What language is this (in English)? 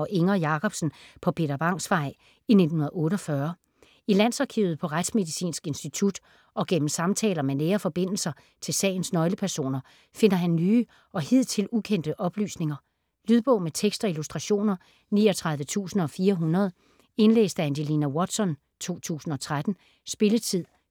Danish